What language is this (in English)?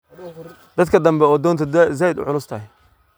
Somali